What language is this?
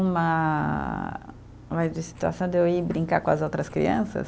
Portuguese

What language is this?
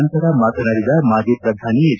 Kannada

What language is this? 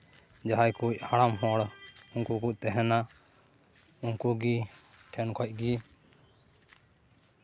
Santali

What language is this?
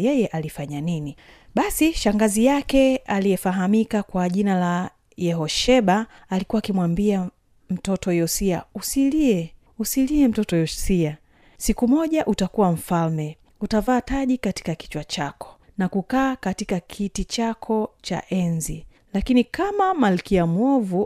Swahili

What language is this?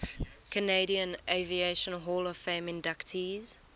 English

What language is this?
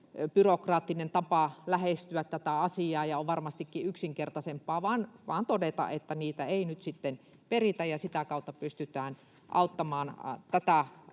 Finnish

